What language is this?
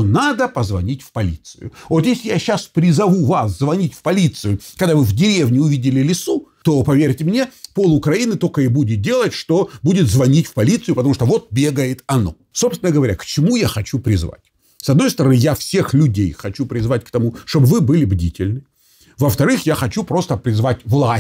Russian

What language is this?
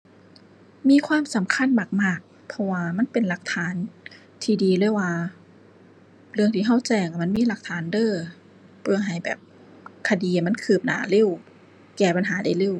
Thai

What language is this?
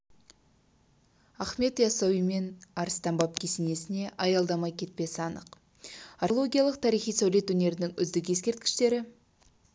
Kazakh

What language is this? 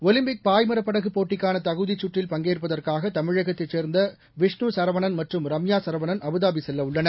Tamil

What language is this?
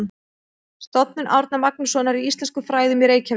Icelandic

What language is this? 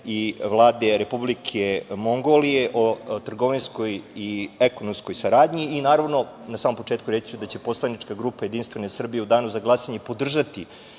Serbian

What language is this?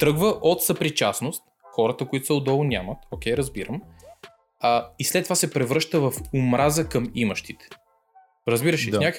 Bulgarian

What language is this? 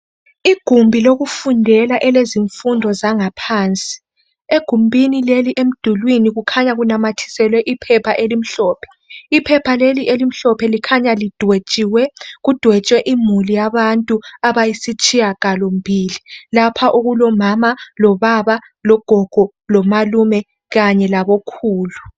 North Ndebele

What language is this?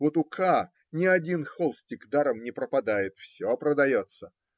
Russian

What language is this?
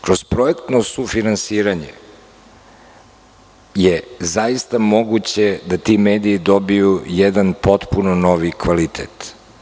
Serbian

